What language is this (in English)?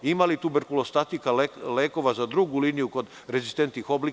Serbian